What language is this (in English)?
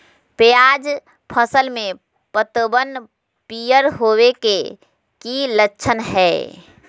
Magahi